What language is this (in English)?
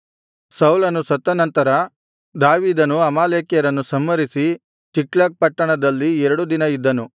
Kannada